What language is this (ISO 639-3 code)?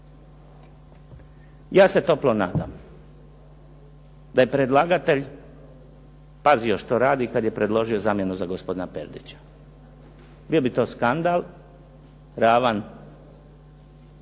hrv